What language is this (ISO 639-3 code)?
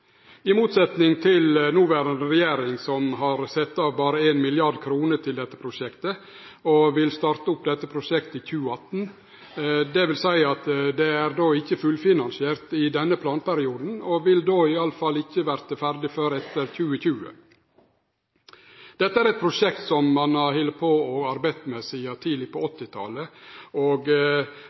nno